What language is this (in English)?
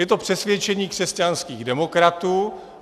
Czech